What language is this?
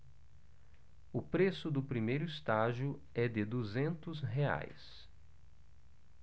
Portuguese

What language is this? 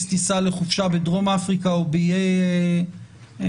Hebrew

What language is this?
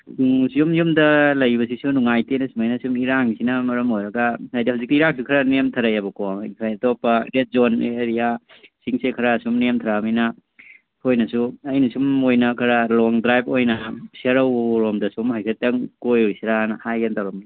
Manipuri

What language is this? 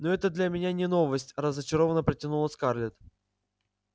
Russian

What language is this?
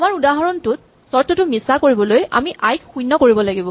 Assamese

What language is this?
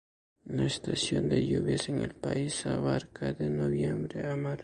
Spanish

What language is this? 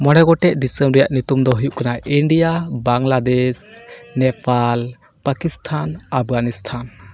Santali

